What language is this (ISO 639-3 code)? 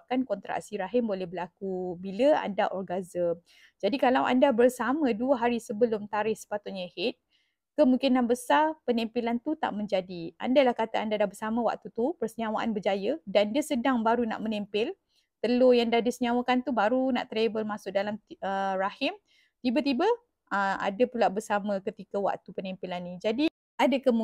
msa